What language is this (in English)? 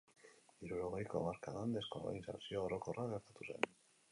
Basque